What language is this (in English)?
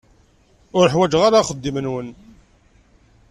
Kabyle